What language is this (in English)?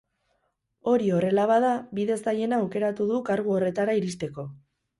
Basque